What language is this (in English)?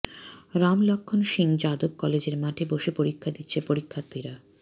Bangla